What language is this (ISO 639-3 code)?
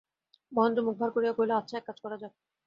ben